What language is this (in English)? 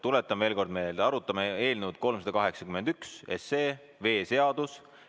Estonian